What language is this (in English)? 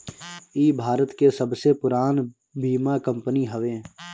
Bhojpuri